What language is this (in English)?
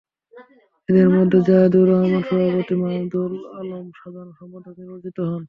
Bangla